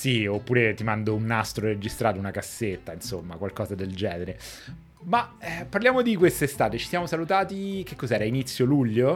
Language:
Italian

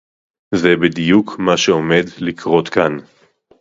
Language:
Hebrew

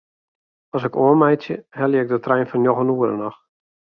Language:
Western Frisian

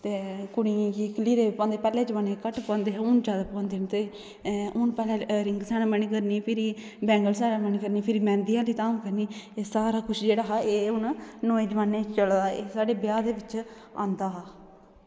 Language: Dogri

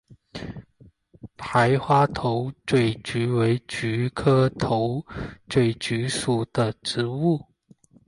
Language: Chinese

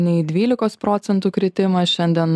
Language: Lithuanian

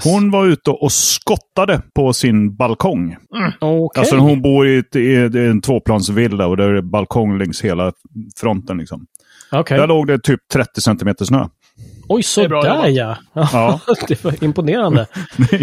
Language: Swedish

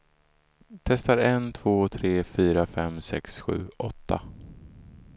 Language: Swedish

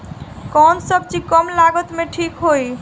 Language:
Bhojpuri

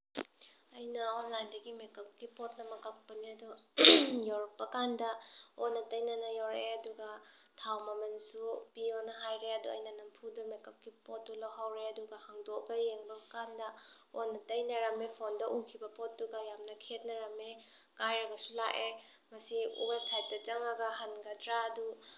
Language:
Manipuri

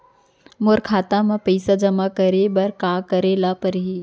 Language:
Chhattisgarhi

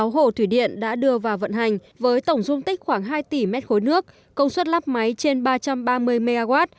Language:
Vietnamese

